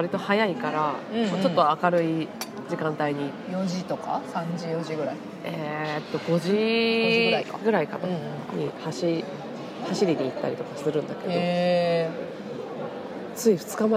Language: Japanese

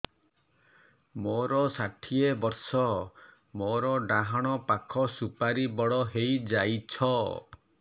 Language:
Odia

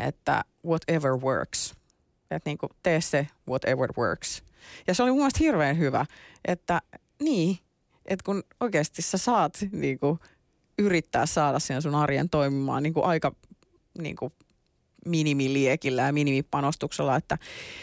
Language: Finnish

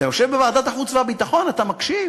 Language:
Hebrew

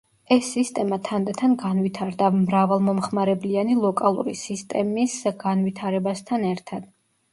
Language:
Georgian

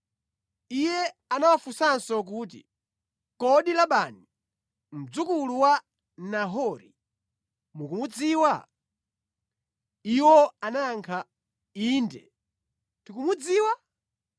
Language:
Nyanja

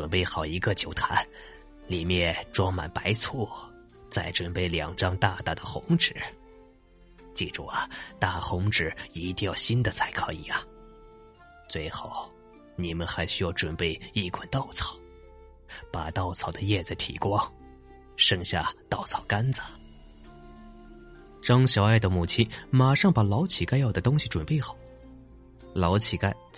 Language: Chinese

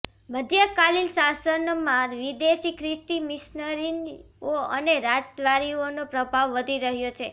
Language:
Gujarati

